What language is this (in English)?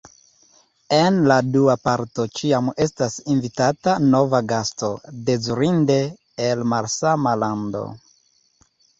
Esperanto